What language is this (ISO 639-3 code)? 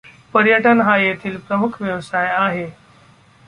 mar